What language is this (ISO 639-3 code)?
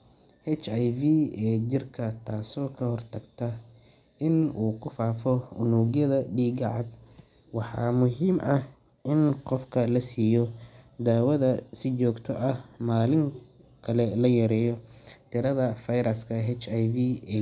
som